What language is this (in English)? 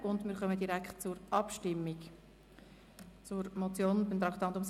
Swiss German